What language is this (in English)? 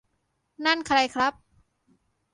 Thai